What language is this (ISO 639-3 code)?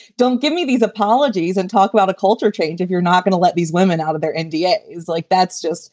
eng